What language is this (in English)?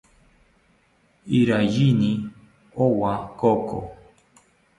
South Ucayali Ashéninka